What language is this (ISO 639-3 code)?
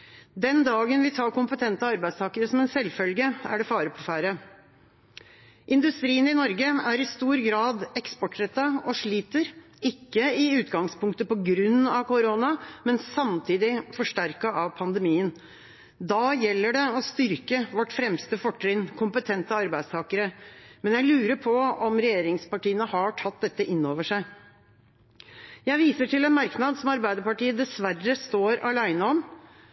nob